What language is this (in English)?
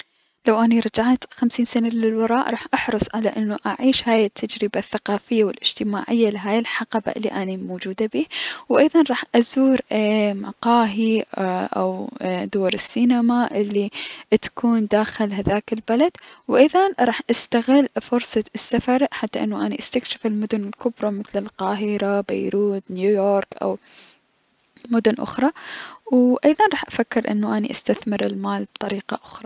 Mesopotamian Arabic